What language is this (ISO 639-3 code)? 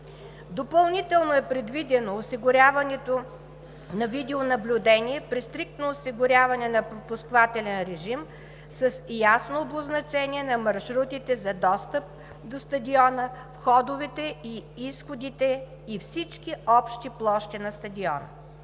bul